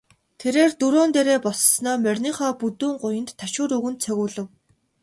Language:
Mongolian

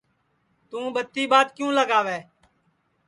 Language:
Sansi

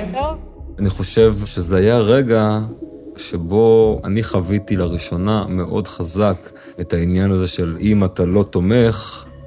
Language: Hebrew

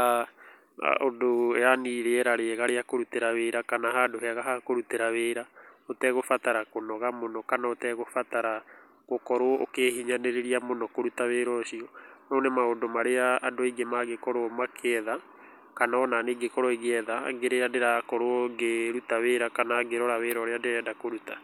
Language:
Kikuyu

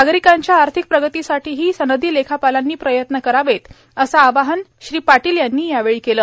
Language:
Marathi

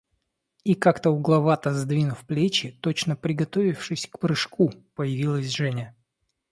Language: Russian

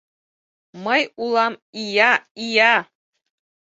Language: Mari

